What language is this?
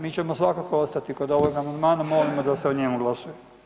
Croatian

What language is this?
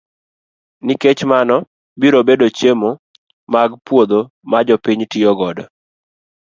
Luo (Kenya and Tanzania)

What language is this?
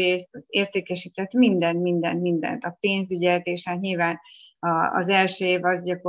Hungarian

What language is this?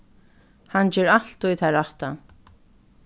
Faroese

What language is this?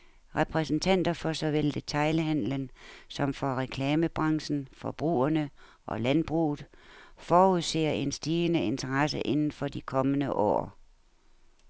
Danish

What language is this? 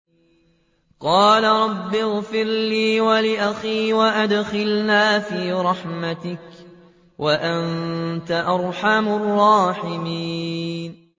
Arabic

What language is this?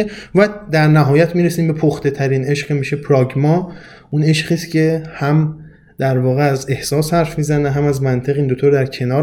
Persian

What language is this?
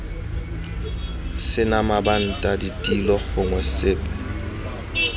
Tswana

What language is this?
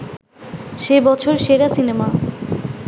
Bangla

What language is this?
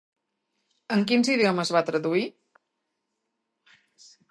Catalan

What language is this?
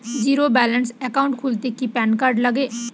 Bangla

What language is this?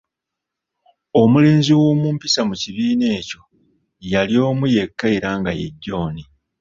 Ganda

